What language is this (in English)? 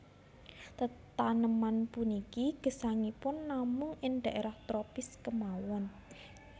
Javanese